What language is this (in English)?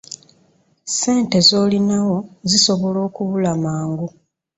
Ganda